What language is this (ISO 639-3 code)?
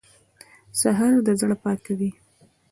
pus